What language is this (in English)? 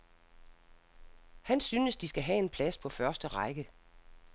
Danish